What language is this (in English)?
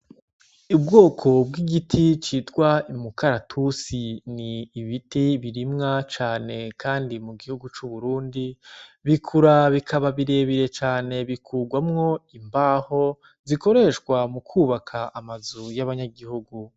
Rundi